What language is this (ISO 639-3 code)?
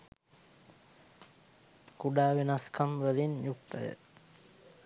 sin